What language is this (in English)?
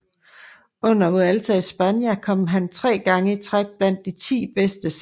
Danish